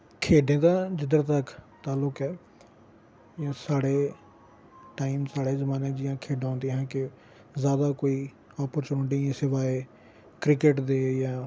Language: Dogri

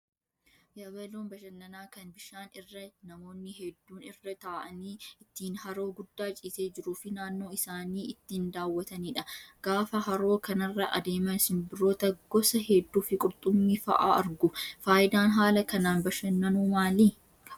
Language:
Oromo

